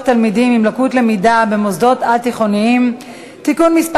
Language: Hebrew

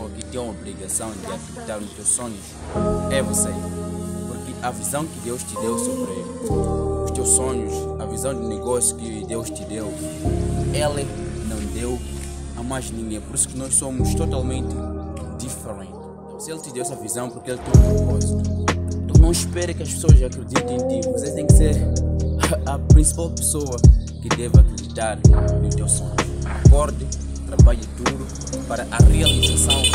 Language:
Portuguese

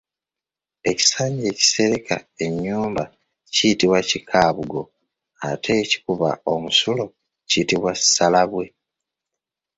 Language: Ganda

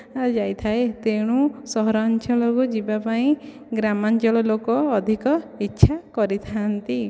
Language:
Odia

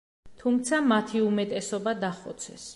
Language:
Georgian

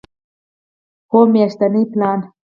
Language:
Pashto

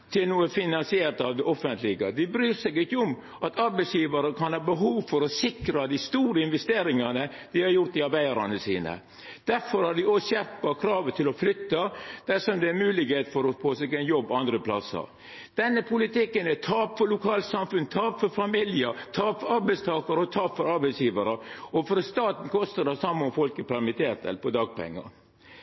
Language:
Norwegian Nynorsk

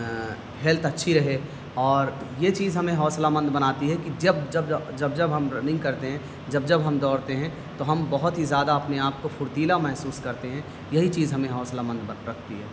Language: Urdu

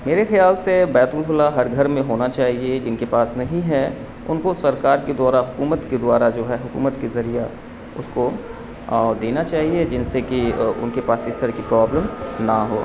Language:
Urdu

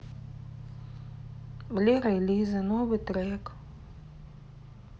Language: Russian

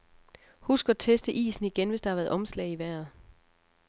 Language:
Danish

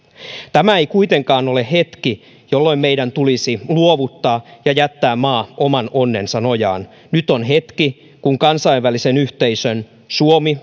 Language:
Finnish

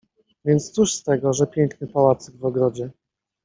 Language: Polish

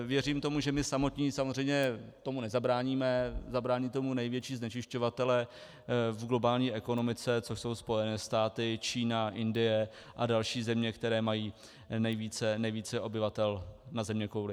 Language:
Czech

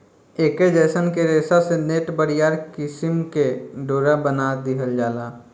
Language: Bhojpuri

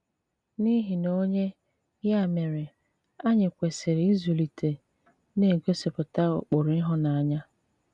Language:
Igbo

